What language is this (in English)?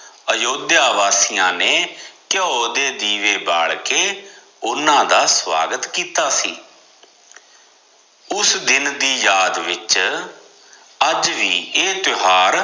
Punjabi